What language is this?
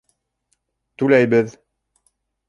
Bashkir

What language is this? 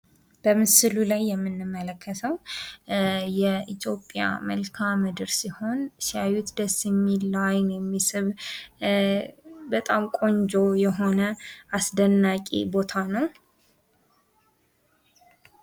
Amharic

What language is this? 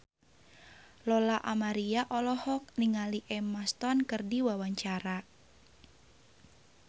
Sundanese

